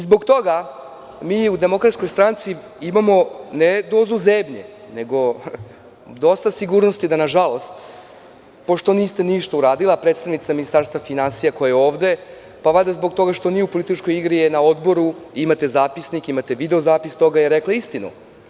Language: Serbian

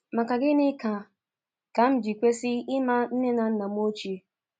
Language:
Igbo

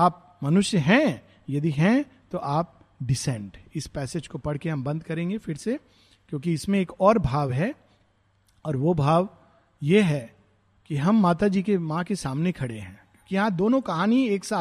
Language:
Hindi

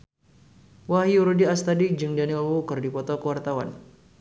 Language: Sundanese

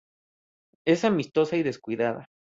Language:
Spanish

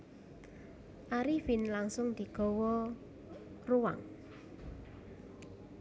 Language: Javanese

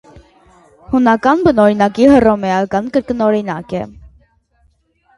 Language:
Armenian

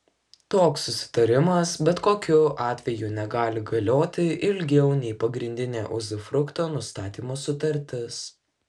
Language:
Lithuanian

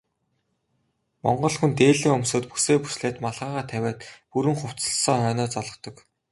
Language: Mongolian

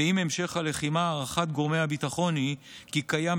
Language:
Hebrew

